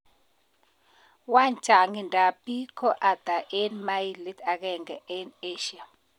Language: Kalenjin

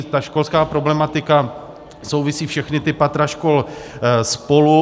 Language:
Czech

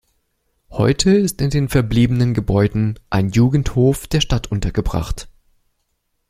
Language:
German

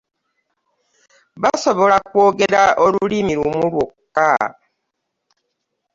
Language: Ganda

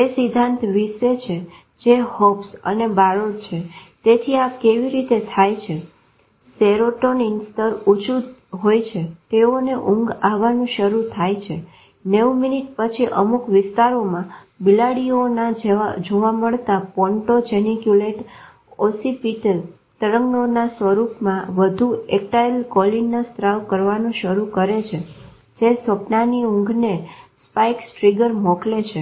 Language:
Gujarati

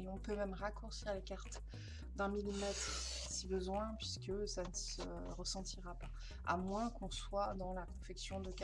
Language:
French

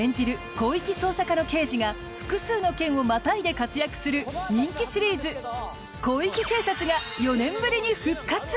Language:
Japanese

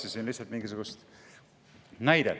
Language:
Estonian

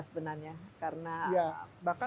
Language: Indonesian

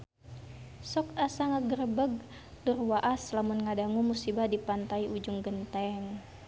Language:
Sundanese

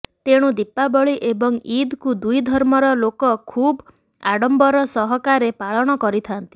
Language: Odia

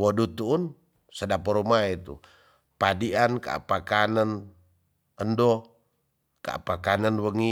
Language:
Tonsea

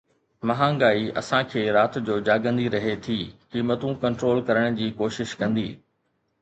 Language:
Sindhi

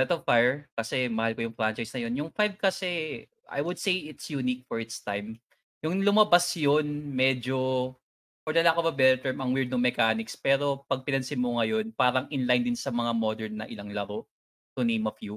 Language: Filipino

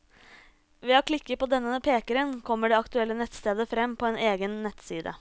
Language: Norwegian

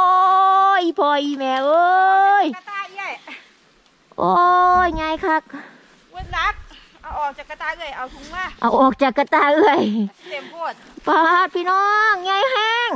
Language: Thai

